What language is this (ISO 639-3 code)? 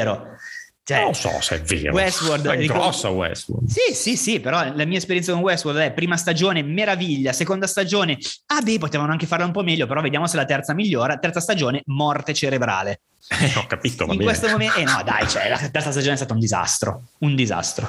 ita